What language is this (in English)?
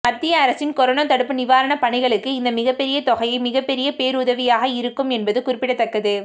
Tamil